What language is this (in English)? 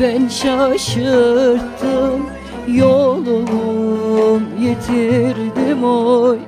Turkish